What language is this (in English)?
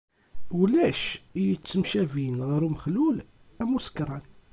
Kabyle